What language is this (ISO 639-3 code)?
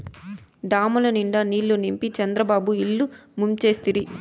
tel